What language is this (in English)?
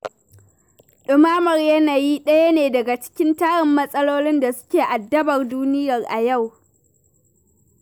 Hausa